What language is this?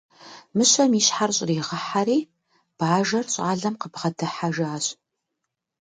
Kabardian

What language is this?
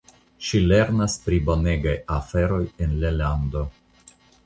Esperanto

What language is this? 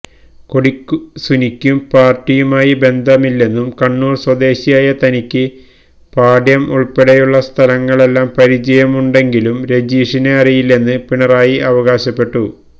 Malayalam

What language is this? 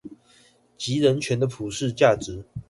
Chinese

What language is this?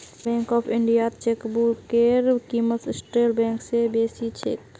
Magahi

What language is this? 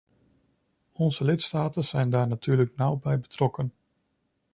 Dutch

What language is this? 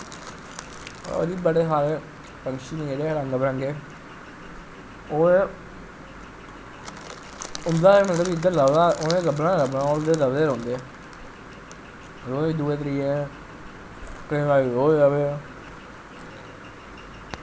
Dogri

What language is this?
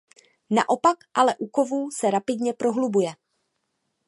Czech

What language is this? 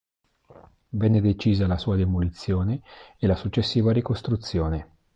Italian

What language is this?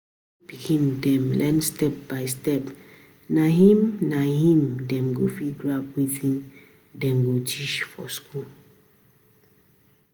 Nigerian Pidgin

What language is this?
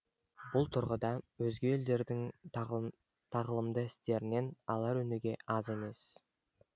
Kazakh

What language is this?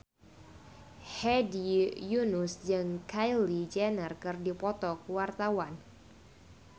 Sundanese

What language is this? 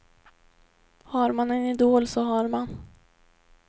Swedish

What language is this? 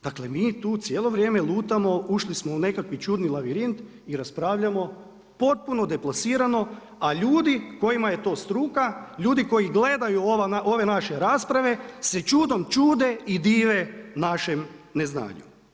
Croatian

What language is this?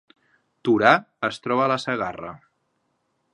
Catalan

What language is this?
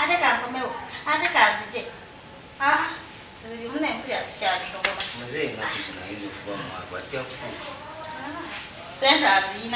Indonesian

